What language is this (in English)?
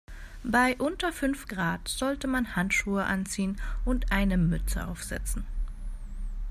German